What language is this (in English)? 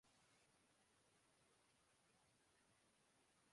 Urdu